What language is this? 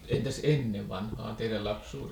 Finnish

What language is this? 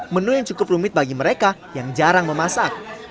Indonesian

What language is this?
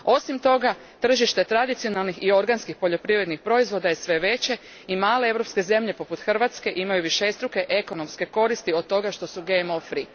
Croatian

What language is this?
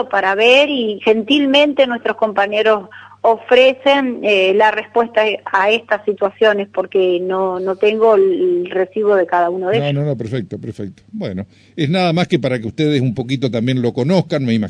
Spanish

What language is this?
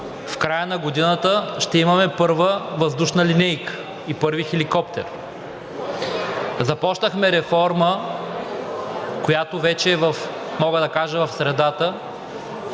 Bulgarian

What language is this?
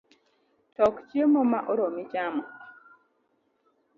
Luo (Kenya and Tanzania)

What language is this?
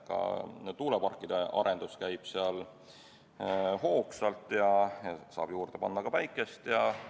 Estonian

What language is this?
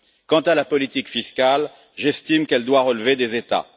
French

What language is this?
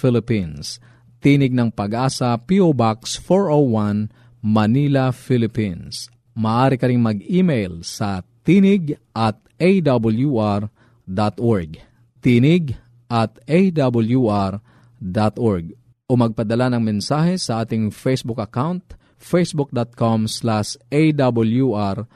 Filipino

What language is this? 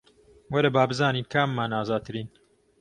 Central Kurdish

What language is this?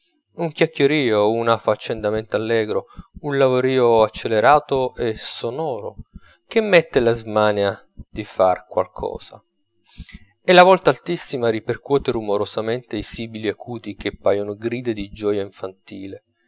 Italian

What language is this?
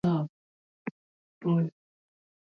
Swahili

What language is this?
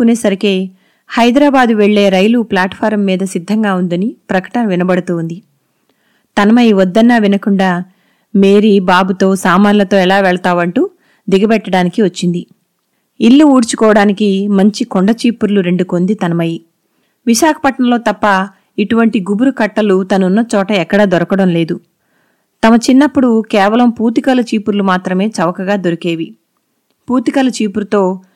Telugu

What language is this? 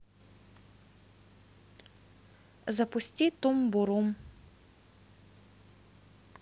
Russian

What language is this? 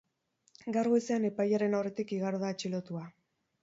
Basque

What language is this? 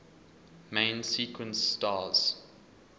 English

